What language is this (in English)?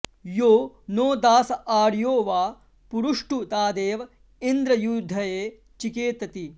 Sanskrit